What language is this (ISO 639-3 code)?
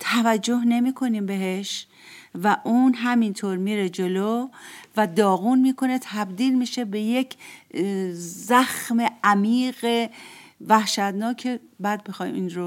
fas